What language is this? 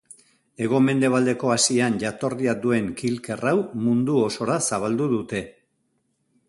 Basque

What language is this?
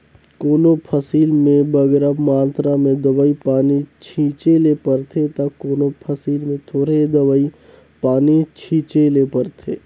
Chhattisgarhi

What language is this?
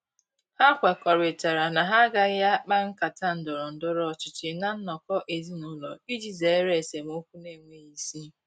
Igbo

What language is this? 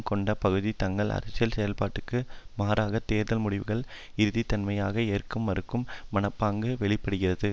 Tamil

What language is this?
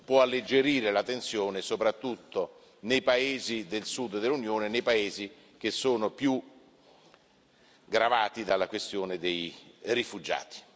Italian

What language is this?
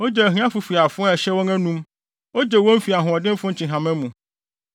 Akan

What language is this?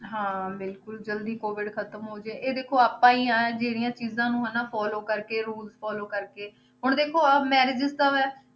Punjabi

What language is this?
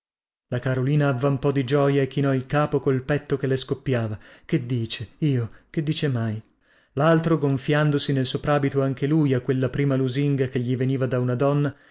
Italian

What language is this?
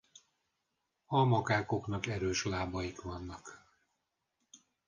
Hungarian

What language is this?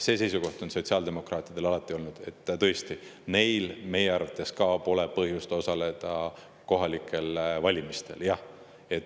Estonian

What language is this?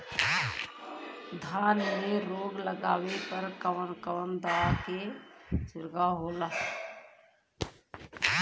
Bhojpuri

